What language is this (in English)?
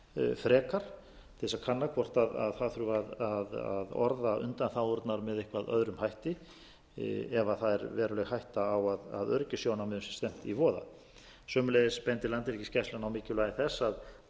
Icelandic